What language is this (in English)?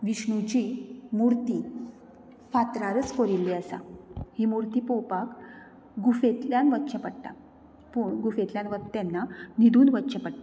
Konkani